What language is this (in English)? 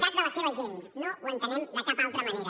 Catalan